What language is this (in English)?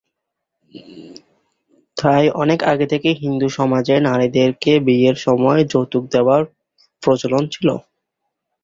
Bangla